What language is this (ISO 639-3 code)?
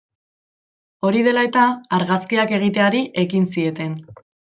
eus